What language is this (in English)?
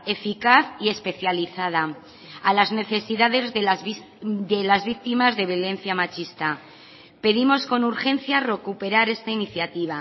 Spanish